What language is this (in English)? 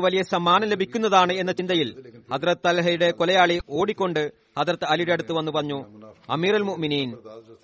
Malayalam